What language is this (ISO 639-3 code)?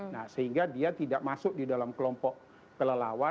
ind